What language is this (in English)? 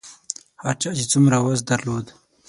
Pashto